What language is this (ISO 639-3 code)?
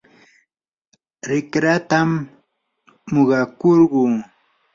qur